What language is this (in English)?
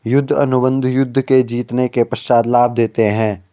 Hindi